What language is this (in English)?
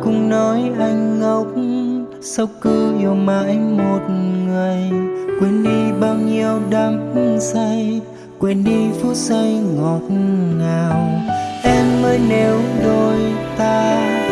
Vietnamese